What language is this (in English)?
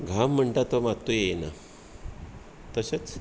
Konkani